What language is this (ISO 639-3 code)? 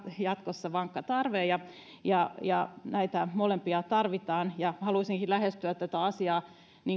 fin